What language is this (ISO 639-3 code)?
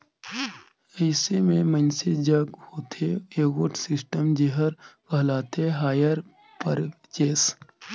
hne